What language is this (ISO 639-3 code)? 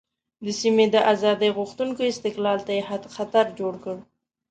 pus